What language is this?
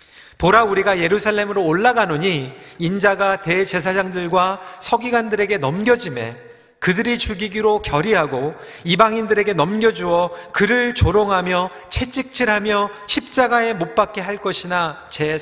Korean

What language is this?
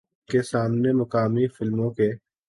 Urdu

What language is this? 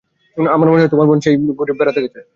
Bangla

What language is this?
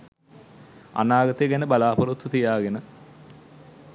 Sinhala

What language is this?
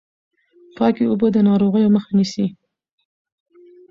Pashto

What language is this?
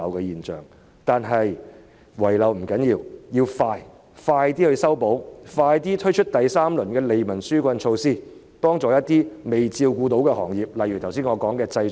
Cantonese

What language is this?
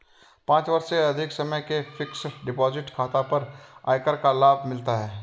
Hindi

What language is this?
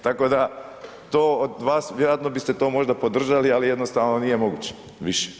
Croatian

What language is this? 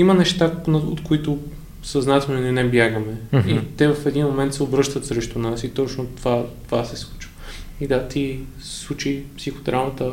Bulgarian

